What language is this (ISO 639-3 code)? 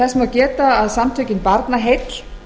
isl